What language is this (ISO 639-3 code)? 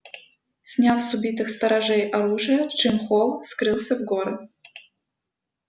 rus